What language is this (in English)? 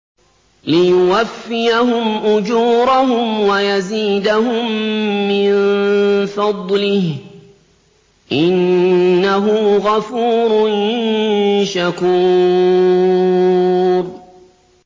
Arabic